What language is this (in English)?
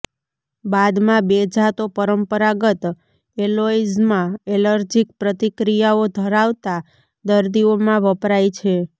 Gujarati